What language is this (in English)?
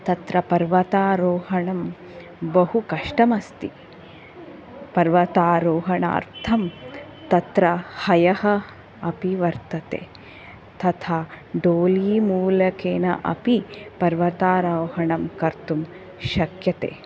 Sanskrit